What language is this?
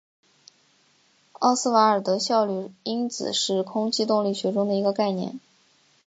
Chinese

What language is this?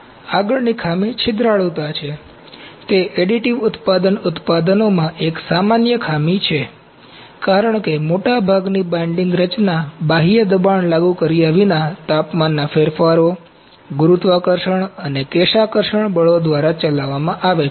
Gujarati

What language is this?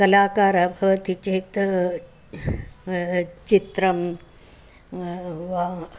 Sanskrit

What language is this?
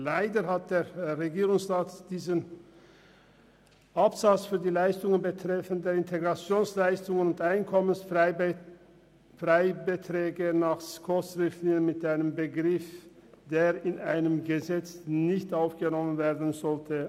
Swiss German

